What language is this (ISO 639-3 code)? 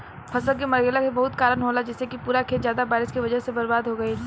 bho